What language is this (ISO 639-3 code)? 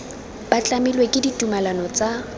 tsn